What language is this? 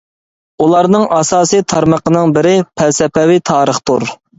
Uyghur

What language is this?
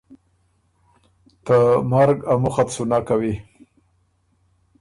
Ormuri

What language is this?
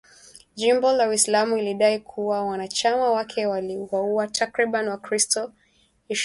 Swahili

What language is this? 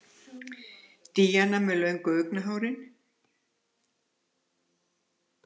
Icelandic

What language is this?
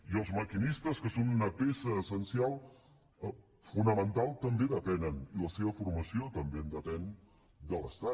Catalan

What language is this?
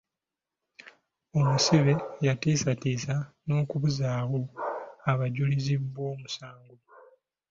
Ganda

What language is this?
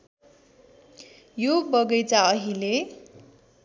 Nepali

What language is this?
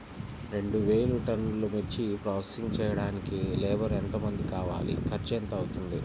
Telugu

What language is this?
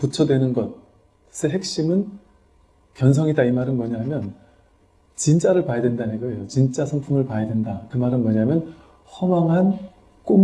Korean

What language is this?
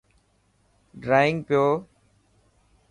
Dhatki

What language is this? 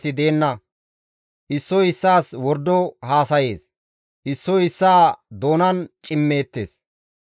Gamo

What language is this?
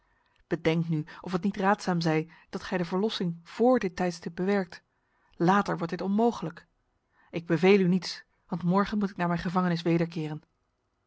Dutch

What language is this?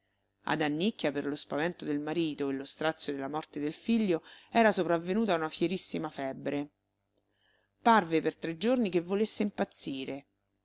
Italian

